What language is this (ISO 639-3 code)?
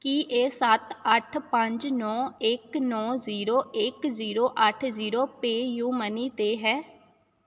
pan